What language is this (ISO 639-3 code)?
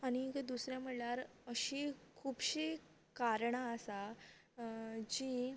kok